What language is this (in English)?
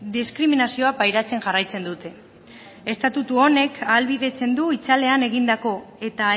Basque